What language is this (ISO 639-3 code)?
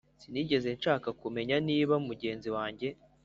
kin